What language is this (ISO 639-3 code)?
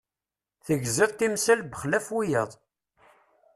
kab